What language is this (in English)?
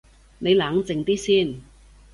Cantonese